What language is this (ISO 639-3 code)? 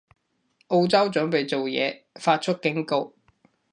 yue